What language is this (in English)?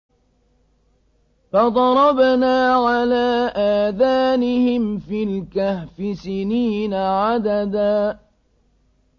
Arabic